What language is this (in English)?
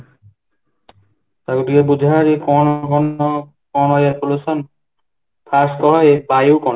Odia